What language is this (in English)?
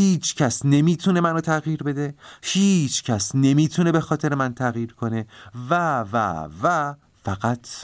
Persian